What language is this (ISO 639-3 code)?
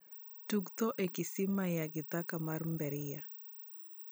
luo